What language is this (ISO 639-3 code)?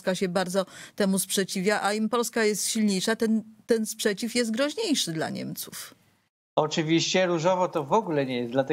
pol